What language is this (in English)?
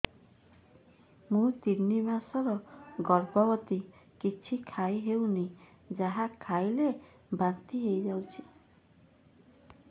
Odia